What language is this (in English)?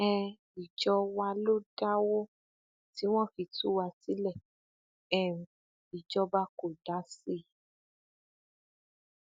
Yoruba